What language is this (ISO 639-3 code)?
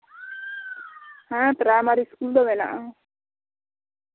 sat